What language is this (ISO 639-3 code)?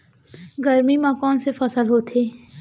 hne